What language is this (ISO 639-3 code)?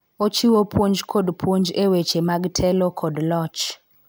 luo